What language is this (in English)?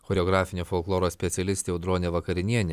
Lithuanian